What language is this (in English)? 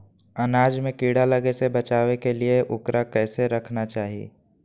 Magahi